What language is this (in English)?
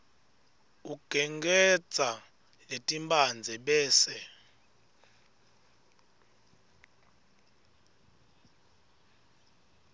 Swati